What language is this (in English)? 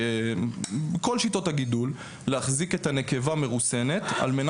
Hebrew